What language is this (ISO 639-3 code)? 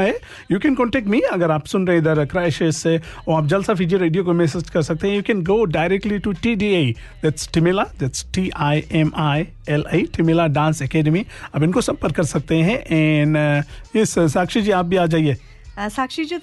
hin